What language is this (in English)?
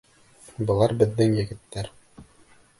Bashkir